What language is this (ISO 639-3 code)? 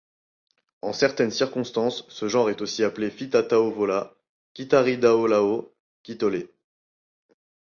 fra